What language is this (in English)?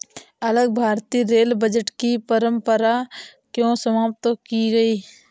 Hindi